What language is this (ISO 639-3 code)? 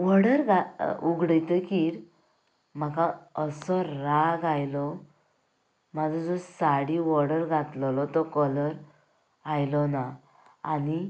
kok